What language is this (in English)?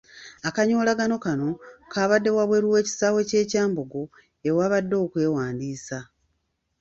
Ganda